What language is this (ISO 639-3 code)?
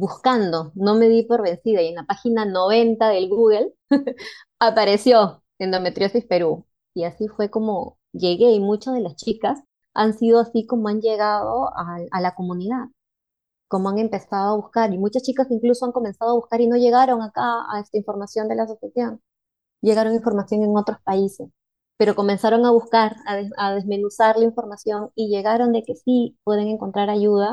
spa